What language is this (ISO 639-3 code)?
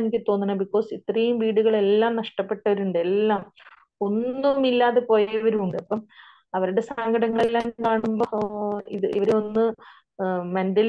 mal